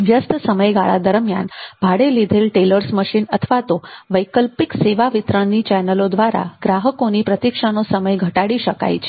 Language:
Gujarati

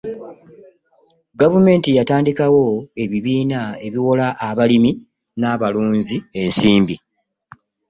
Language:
Ganda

